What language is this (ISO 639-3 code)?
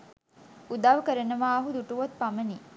sin